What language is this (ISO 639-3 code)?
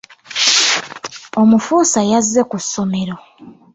lug